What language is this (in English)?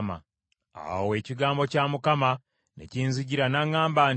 Ganda